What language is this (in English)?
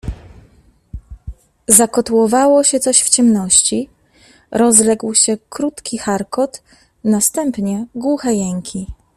Polish